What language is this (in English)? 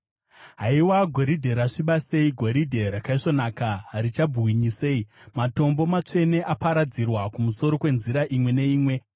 Shona